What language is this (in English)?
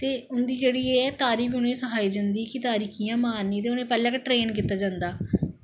Dogri